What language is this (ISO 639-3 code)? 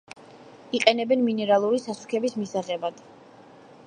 kat